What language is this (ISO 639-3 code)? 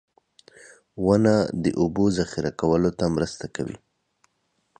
pus